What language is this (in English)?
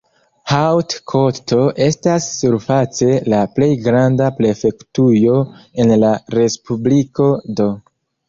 Esperanto